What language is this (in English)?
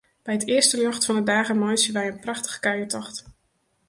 Western Frisian